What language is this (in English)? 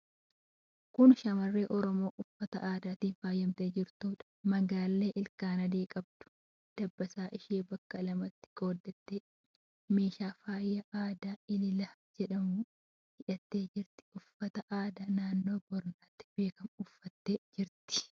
Oromo